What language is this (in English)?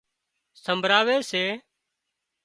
Wadiyara Koli